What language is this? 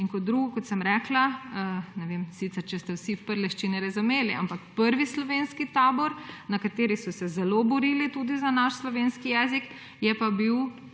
Slovenian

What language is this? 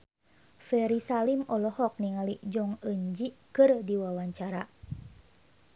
Sundanese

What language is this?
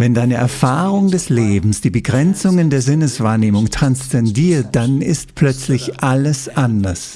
German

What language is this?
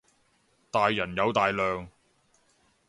Cantonese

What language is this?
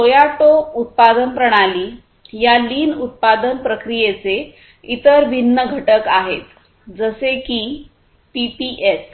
Marathi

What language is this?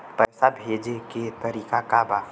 Bhojpuri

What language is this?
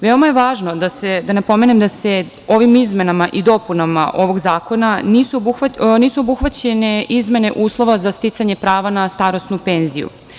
Serbian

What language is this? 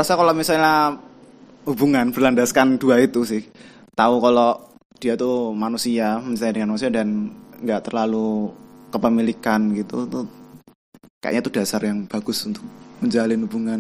Indonesian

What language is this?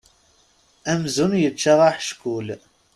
Kabyle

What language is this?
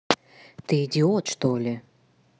Russian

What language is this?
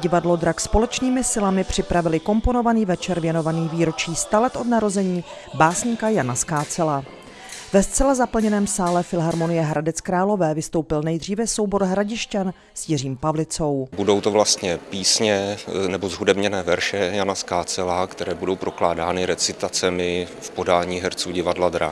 Czech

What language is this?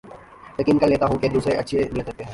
Urdu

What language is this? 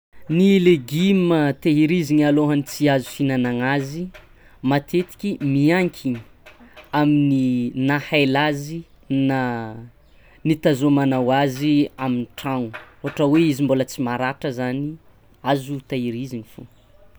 Tsimihety Malagasy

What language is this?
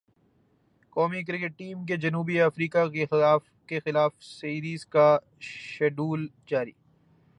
Urdu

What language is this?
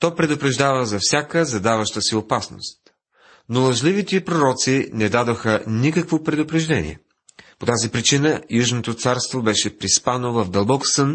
Bulgarian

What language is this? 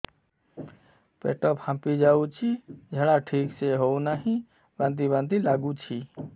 Odia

